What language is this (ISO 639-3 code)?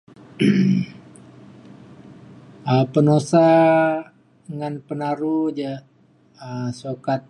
xkl